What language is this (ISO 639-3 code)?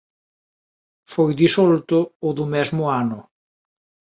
glg